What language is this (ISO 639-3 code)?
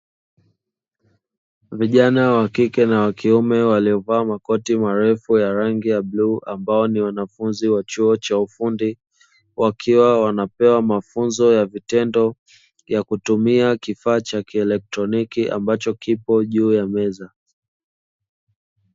swa